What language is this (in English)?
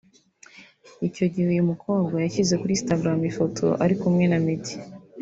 Kinyarwanda